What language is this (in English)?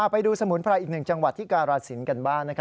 Thai